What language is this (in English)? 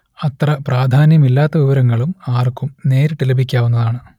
Malayalam